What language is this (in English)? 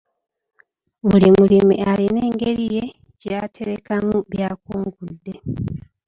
Ganda